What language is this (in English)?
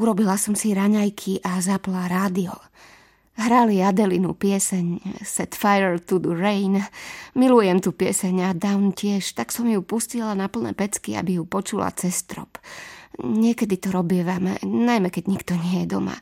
Slovak